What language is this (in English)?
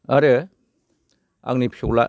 Bodo